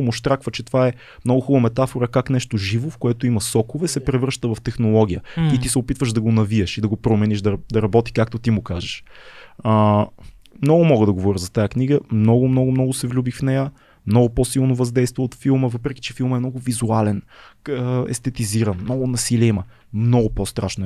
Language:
Bulgarian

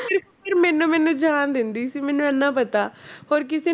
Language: Punjabi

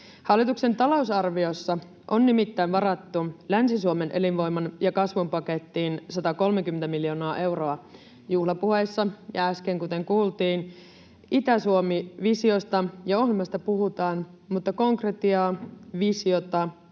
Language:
Finnish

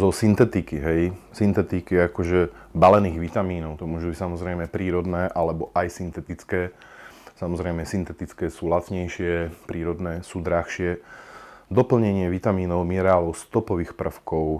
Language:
Slovak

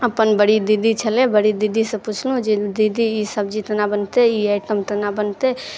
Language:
Maithili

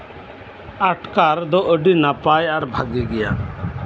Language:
Santali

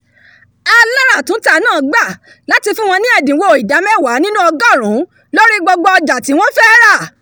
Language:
Yoruba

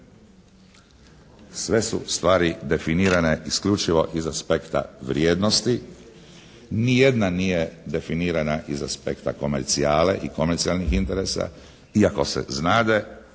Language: Croatian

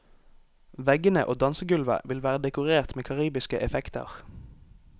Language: Norwegian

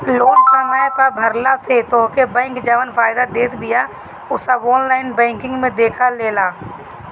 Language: Bhojpuri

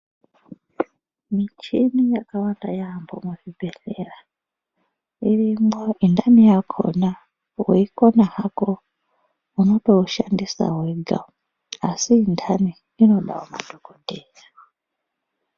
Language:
Ndau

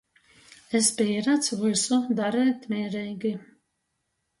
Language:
Latgalian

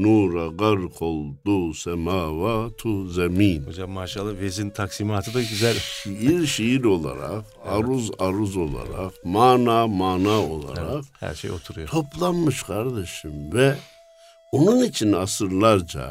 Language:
Turkish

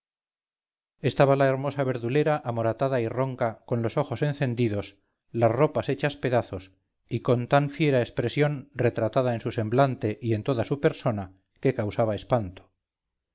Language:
Spanish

